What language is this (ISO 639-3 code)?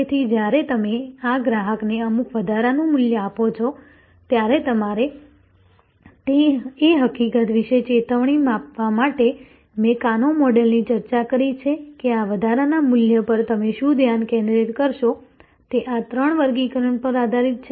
guj